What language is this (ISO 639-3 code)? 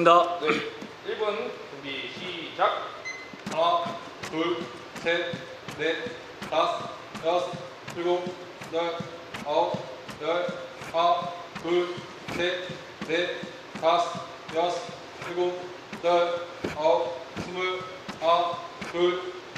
kor